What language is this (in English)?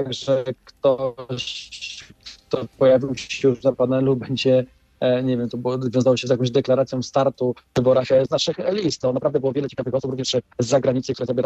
Polish